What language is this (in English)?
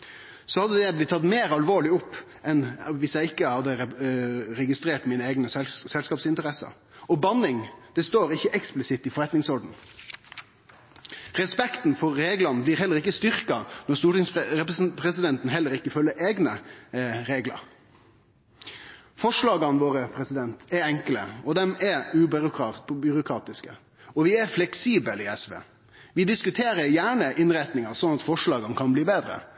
Norwegian Nynorsk